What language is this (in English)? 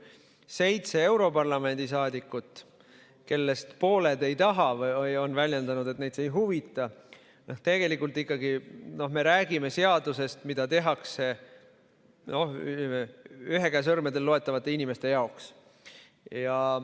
Estonian